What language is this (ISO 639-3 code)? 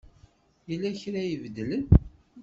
kab